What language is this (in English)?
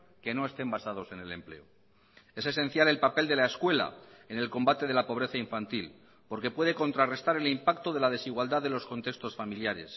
Spanish